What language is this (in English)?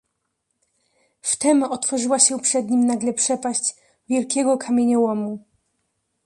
Polish